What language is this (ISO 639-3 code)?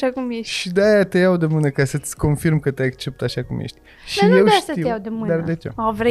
ron